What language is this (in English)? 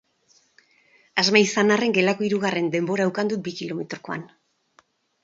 Basque